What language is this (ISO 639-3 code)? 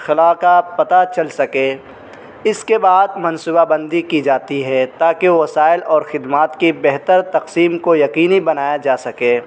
urd